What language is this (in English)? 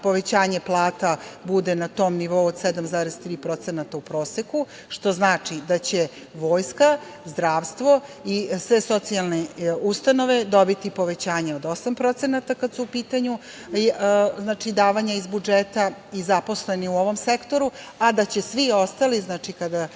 Serbian